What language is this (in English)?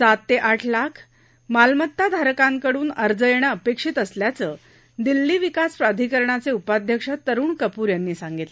Marathi